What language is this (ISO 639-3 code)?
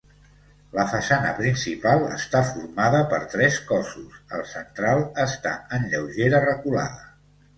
cat